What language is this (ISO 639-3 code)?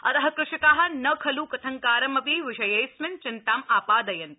san